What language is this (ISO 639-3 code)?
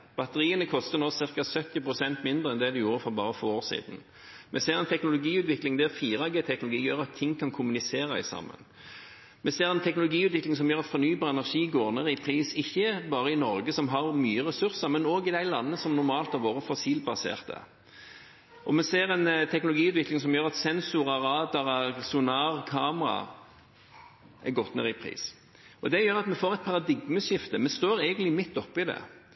nob